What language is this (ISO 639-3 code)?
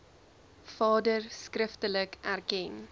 afr